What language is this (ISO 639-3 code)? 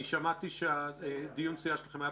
heb